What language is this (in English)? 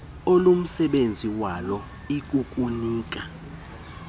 Xhosa